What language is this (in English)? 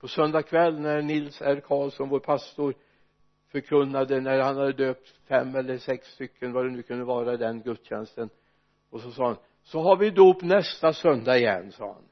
Swedish